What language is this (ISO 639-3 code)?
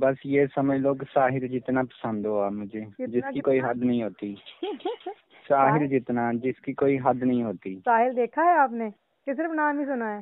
hin